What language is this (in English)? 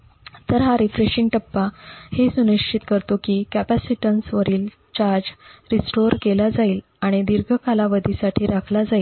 Marathi